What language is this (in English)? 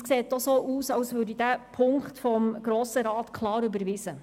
Swiss German